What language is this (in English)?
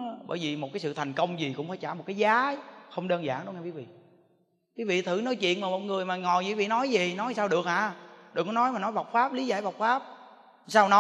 Vietnamese